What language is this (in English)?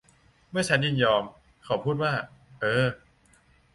Thai